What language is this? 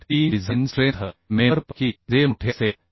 Marathi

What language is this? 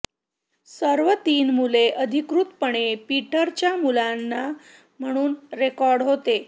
Marathi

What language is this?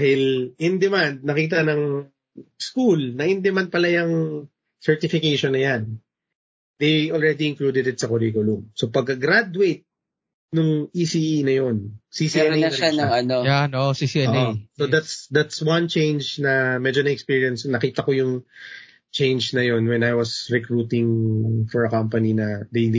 Filipino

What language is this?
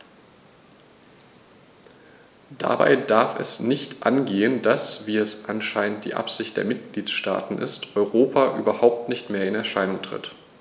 German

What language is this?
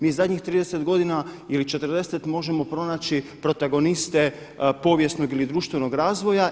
Croatian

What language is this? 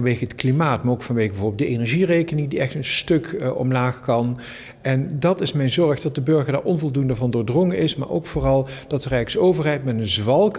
Dutch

